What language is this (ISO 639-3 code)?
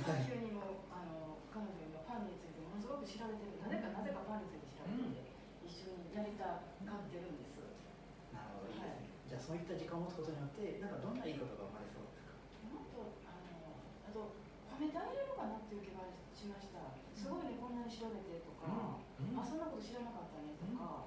jpn